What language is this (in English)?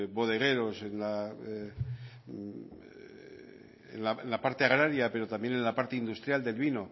Spanish